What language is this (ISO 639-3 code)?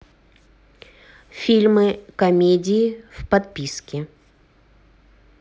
rus